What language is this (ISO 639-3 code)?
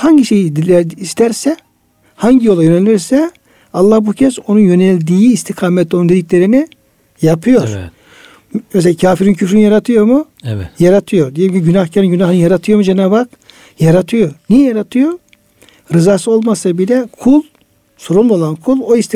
tur